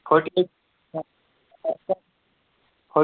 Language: Kashmiri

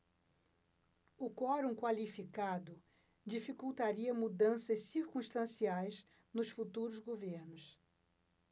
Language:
Portuguese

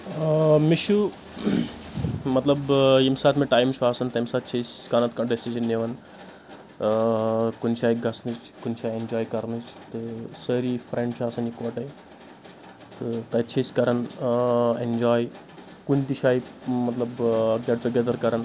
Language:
Kashmiri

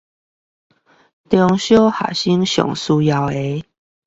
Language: Chinese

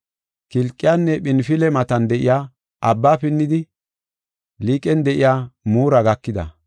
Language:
Gofa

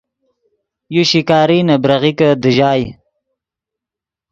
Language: Yidgha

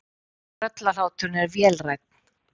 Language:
Icelandic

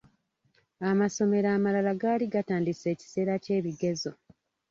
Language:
Ganda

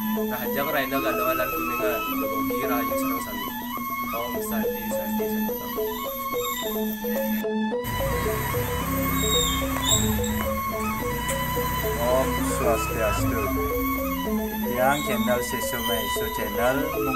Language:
Indonesian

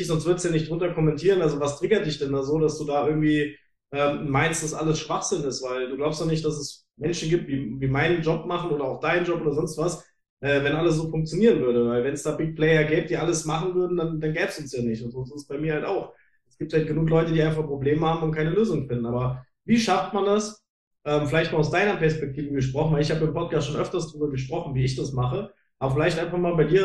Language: German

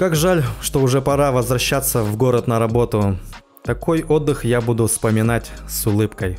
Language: Russian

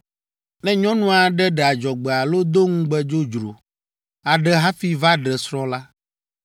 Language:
Ewe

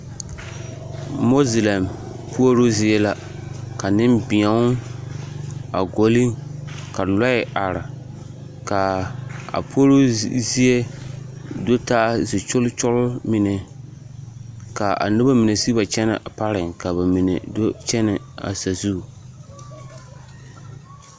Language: Southern Dagaare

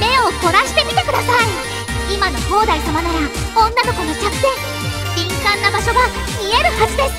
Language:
Japanese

